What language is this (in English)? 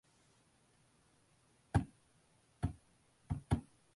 Tamil